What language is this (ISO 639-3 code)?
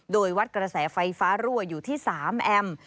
tha